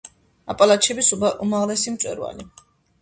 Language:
Georgian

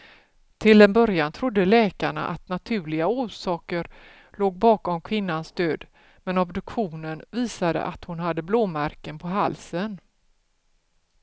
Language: Swedish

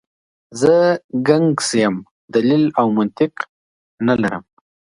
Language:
Pashto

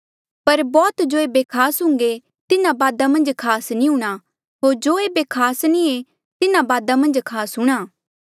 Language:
Mandeali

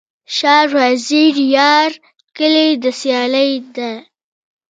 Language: Pashto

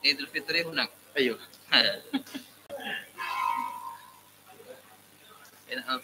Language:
Indonesian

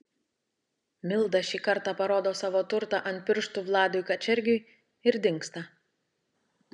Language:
Lithuanian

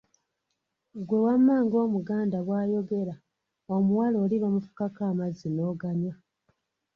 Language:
Ganda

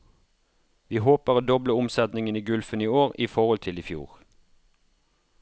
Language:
Norwegian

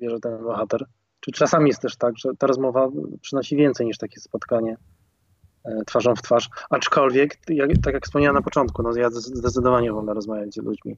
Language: Polish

